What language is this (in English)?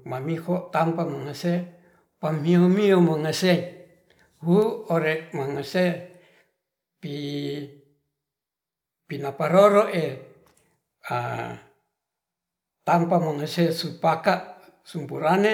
Ratahan